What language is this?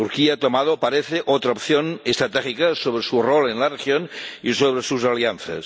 Spanish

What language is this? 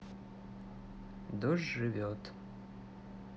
Russian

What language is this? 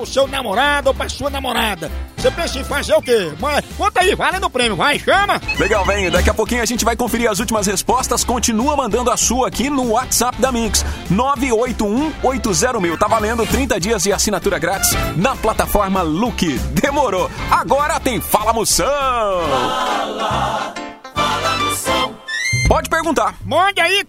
Portuguese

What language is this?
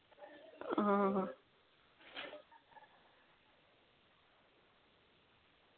Dogri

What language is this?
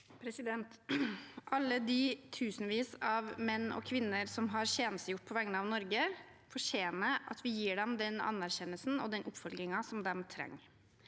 Norwegian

